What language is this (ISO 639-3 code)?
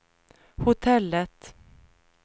swe